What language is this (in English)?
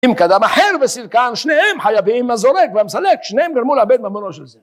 Hebrew